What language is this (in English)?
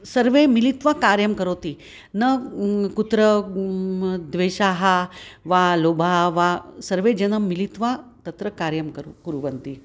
Sanskrit